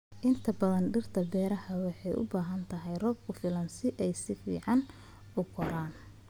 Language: Somali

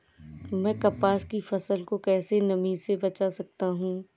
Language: Hindi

